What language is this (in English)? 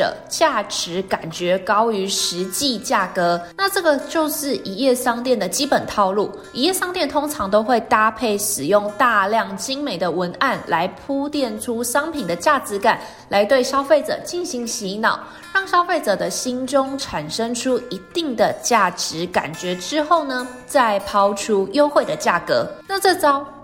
Chinese